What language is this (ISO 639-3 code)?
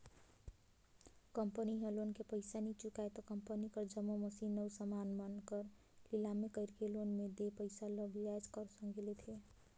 hne